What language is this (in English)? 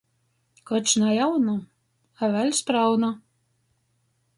Latgalian